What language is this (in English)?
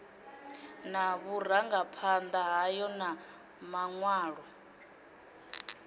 Venda